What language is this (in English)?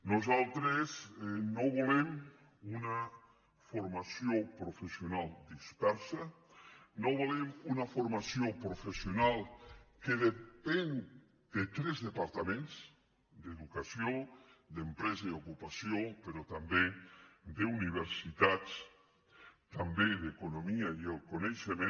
Catalan